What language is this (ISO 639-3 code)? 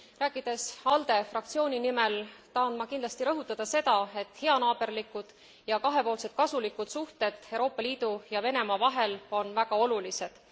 est